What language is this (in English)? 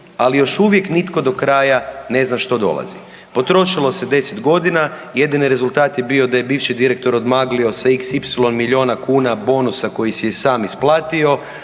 Croatian